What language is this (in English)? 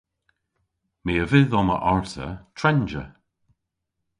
Cornish